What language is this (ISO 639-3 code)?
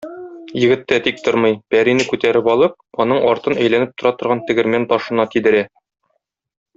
tat